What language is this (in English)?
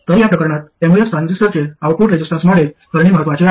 Marathi